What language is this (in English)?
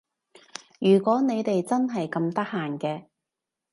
Cantonese